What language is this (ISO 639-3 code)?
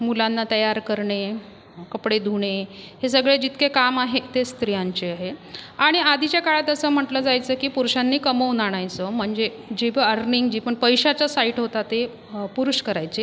mar